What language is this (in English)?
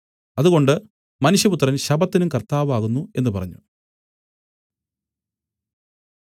Malayalam